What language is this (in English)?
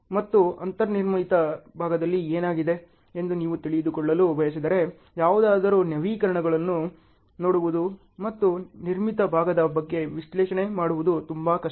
Kannada